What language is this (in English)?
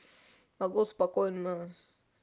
Russian